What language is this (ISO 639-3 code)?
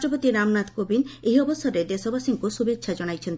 ori